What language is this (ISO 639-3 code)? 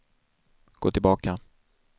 swe